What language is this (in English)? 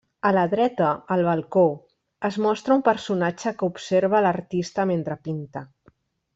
Catalan